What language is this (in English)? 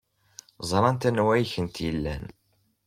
Kabyle